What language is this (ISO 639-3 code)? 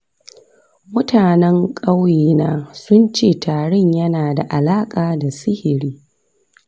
hau